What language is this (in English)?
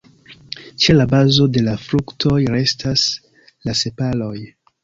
Esperanto